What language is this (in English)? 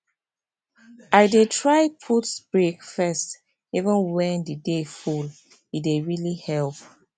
Nigerian Pidgin